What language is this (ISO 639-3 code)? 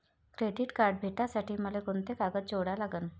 mar